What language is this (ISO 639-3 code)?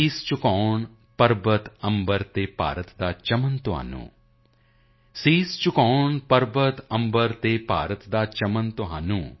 pan